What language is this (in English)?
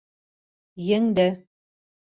Bashkir